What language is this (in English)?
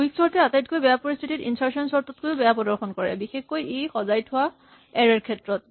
Assamese